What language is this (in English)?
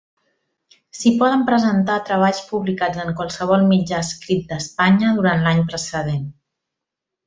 Catalan